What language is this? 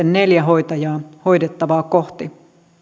Finnish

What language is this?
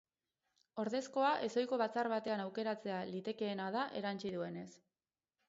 Basque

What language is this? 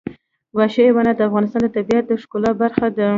Pashto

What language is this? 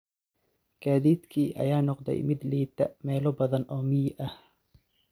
Somali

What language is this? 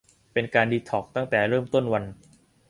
Thai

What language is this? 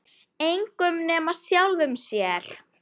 Icelandic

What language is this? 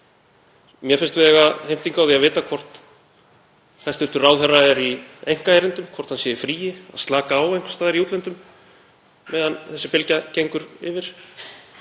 Icelandic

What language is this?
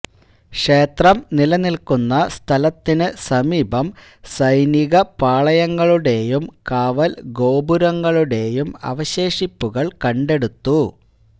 Malayalam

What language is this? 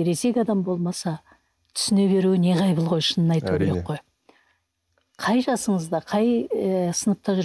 Turkish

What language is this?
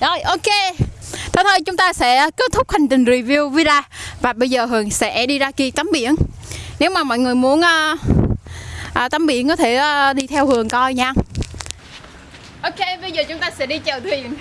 Vietnamese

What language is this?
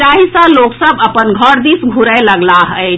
Maithili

